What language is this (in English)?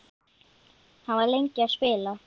Icelandic